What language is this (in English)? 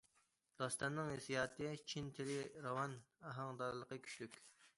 Uyghur